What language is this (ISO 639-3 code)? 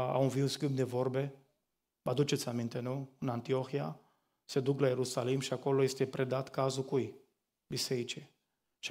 ron